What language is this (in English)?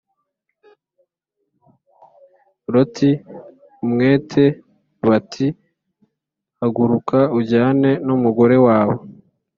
Kinyarwanda